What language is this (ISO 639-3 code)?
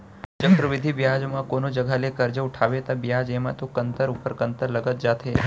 hne